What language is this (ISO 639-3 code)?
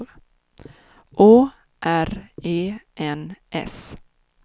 swe